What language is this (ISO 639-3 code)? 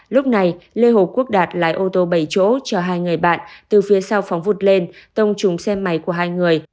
vie